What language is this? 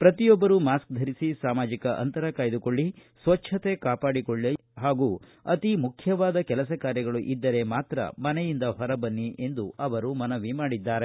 Kannada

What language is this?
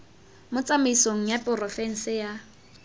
Tswana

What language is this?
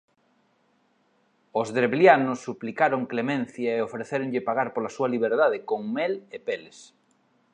Galician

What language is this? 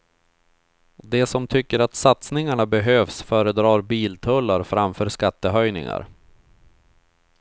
Swedish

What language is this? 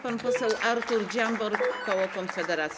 Polish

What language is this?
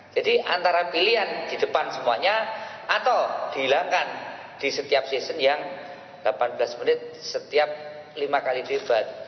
Indonesian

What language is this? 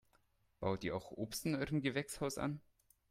German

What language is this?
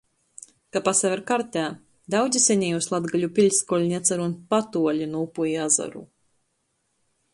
Latgalian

